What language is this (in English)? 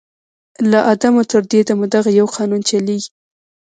Pashto